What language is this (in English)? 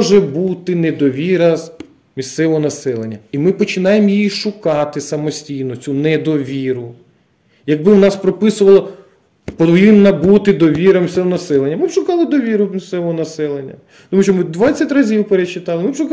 Ukrainian